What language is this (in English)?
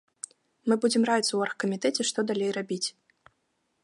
Belarusian